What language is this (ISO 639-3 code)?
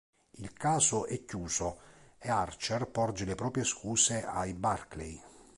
ita